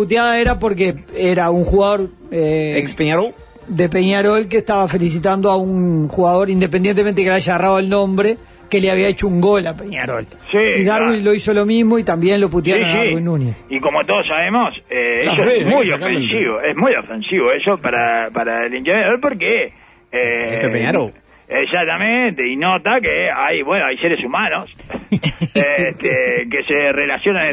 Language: Spanish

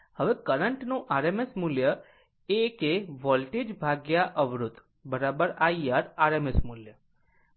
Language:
Gujarati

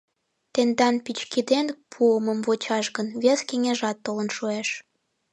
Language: Mari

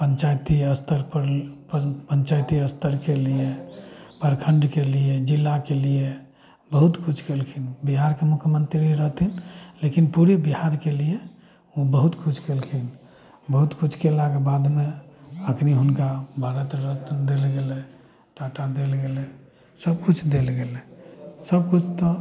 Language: Maithili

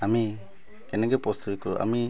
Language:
Assamese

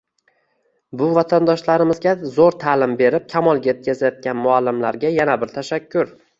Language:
Uzbek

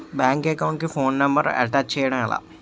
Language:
Telugu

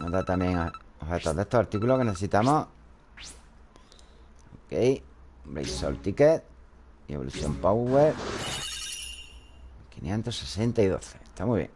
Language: Spanish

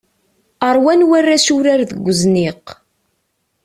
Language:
Kabyle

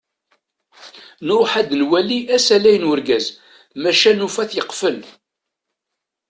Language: Kabyle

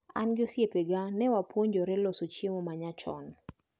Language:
Luo (Kenya and Tanzania)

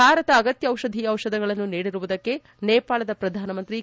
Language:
Kannada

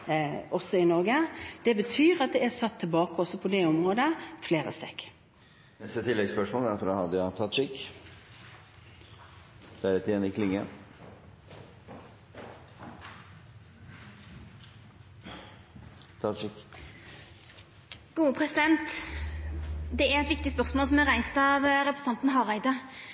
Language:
Norwegian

